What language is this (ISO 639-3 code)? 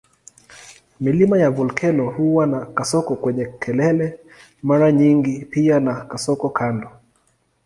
swa